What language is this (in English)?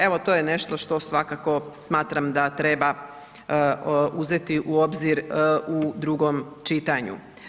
Croatian